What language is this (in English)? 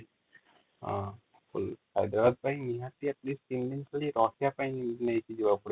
Odia